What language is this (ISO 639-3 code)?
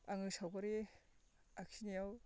brx